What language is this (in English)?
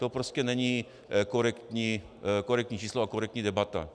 Czech